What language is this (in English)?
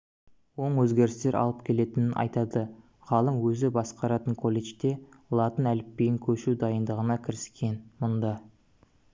Kazakh